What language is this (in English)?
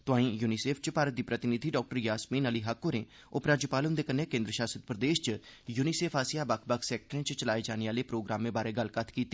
Dogri